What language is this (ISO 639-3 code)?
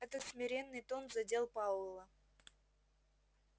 rus